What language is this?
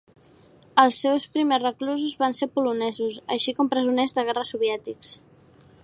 Catalan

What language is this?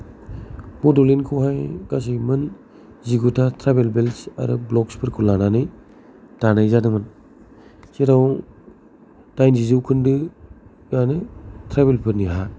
Bodo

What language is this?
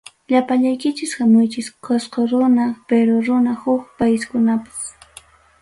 Ayacucho Quechua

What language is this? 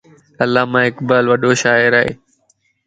Lasi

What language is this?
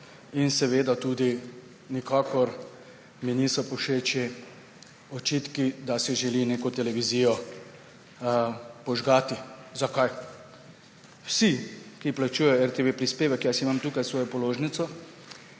Slovenian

